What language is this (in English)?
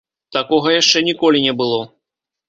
Belarusian